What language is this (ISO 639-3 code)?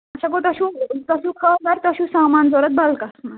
kas